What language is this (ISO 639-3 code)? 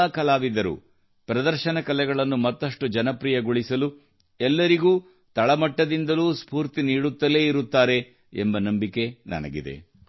kan